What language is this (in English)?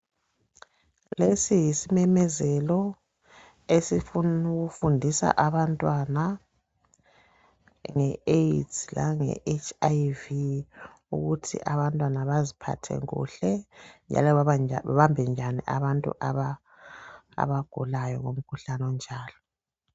North Ndebele